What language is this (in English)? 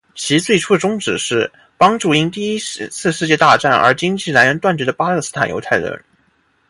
Chinese